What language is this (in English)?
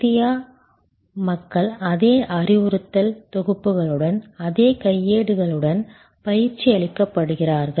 Tamil